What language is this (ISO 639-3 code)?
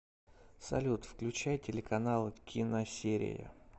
rus